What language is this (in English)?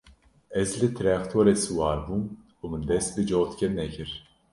Kurdish